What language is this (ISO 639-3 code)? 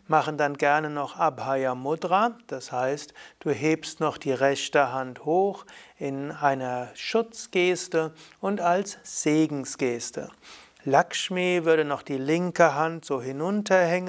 deu